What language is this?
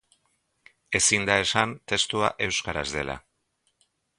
Basque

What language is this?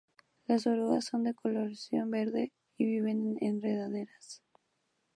Spanish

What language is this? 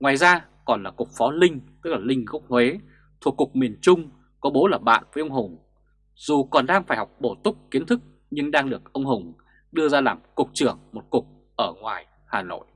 Vietnamese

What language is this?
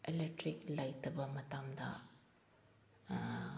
Manipuri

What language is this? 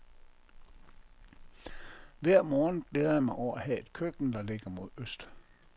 Danish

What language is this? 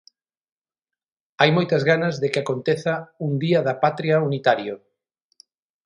Galician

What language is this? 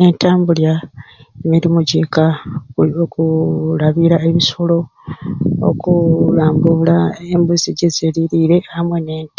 Ruuli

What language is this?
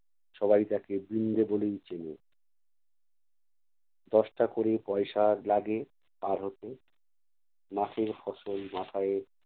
Bangla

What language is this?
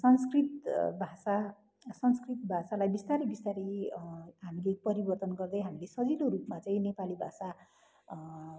Nepali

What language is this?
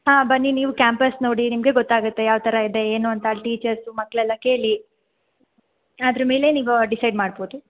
Kannada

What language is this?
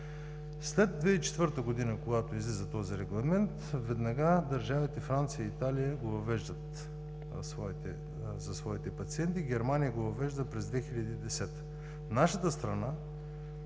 Bulgarian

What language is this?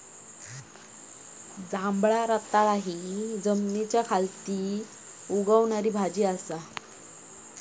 Marathi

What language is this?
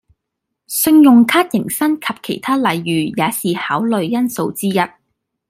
Cantonese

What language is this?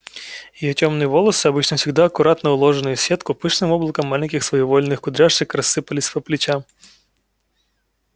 Russian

